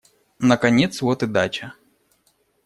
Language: Russian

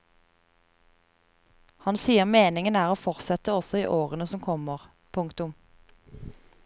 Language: Norwegian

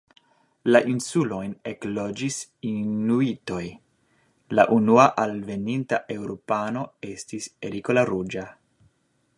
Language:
Esperanto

